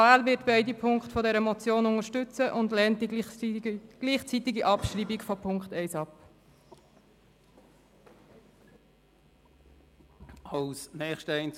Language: Swiss German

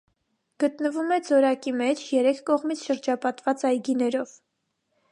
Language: Armenian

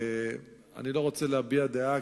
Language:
Hebrew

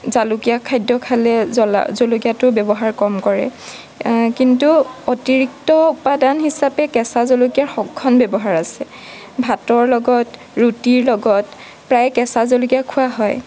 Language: Assamese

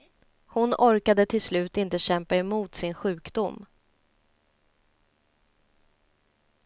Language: Swedish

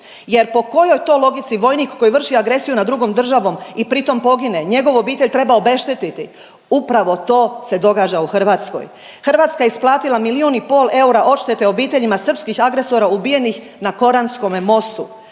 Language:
Croatian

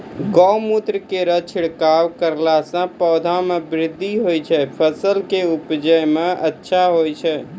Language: Maithili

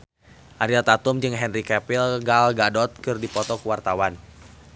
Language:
Sundanese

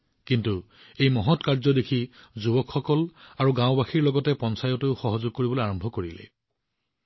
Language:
Assamese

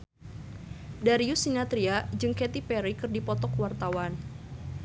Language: Sundanese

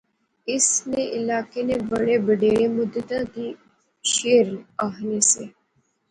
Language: Pahari-Potwari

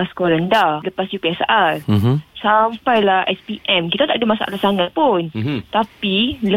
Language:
Malay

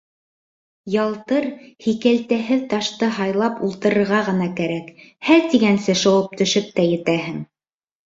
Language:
Bashkir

